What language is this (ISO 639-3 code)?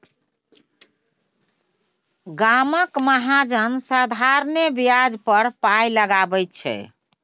mai